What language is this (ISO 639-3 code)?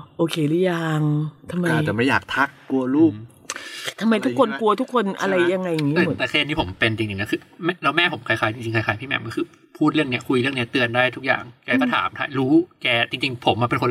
tha